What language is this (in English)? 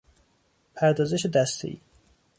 Persian